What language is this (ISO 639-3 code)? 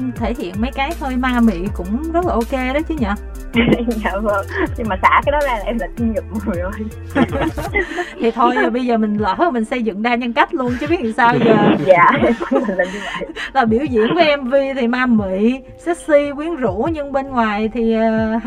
vie